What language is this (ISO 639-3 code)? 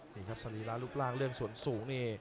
tha